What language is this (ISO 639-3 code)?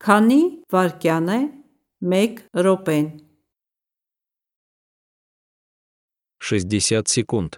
rus